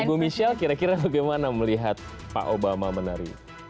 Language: Indonesian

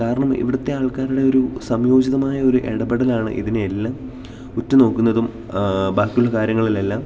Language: Malayalam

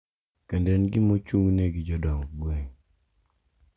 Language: Luo (Kenya and Tanzania)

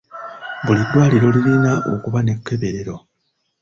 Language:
Ganda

